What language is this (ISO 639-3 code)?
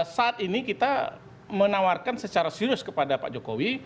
ind